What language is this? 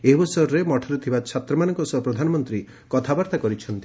Odia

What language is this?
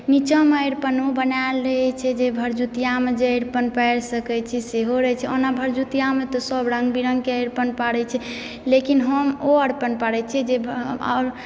Maithili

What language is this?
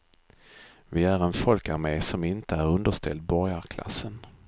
Swedish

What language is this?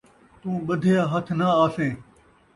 Saraiki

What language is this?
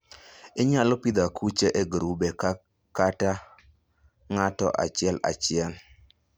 Luo (Kenya and Tanzania)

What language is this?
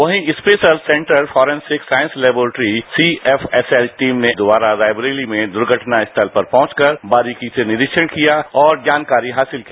Hindi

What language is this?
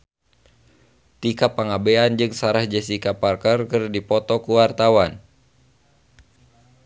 Sundanese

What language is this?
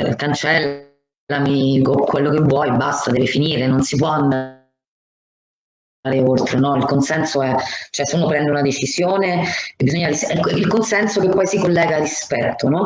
Italian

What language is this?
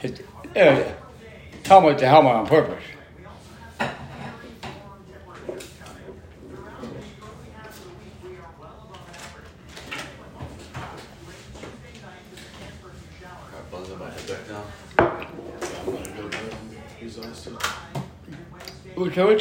English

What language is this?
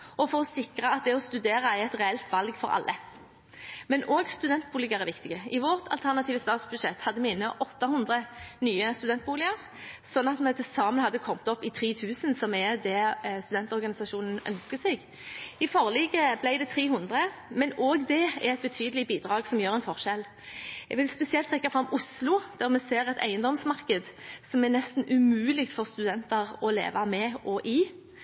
Norwegian Bokmål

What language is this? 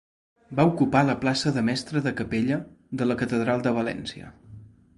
Catalan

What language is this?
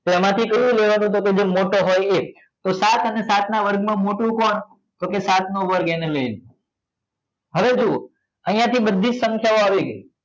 Gujarati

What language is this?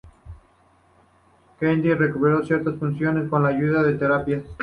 Spanish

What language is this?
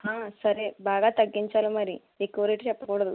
Telugu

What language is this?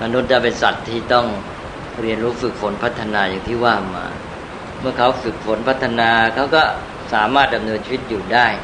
Thai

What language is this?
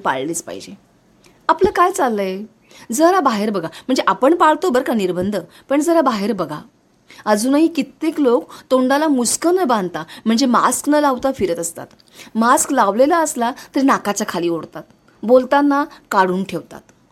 Marathi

